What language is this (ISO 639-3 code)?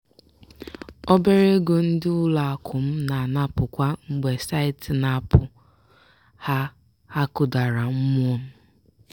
ibo